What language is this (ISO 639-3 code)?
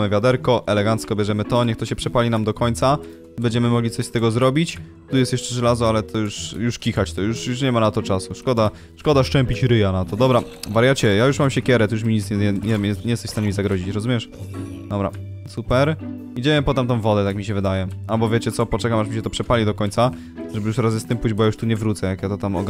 pol